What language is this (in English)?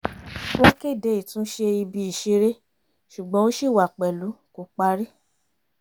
Yoruba